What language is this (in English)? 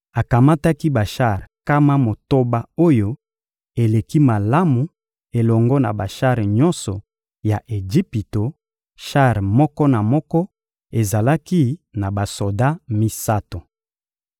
Lingala